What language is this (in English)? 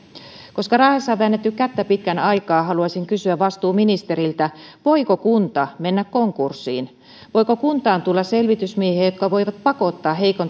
Finnish